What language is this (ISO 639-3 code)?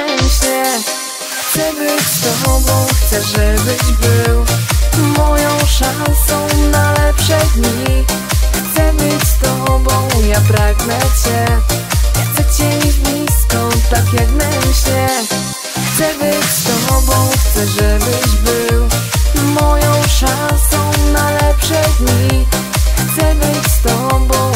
tha